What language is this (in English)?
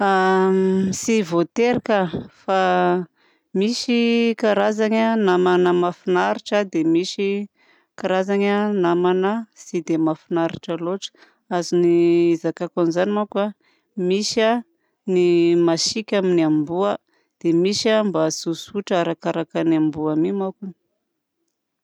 Southern Betsimisaraka Malagasy